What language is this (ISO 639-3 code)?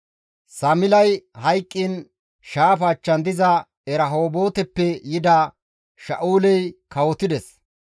gmv